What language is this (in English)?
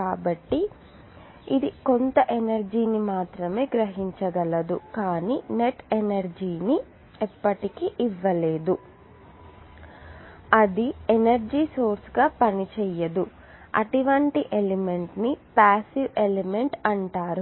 Telugu